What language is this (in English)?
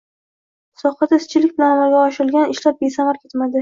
Uzbek